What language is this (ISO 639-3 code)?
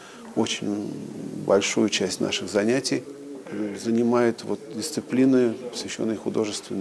rus